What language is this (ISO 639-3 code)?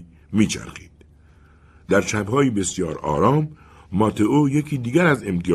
fas